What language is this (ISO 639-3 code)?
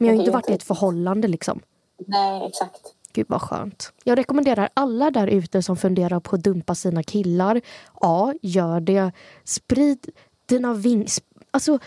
swe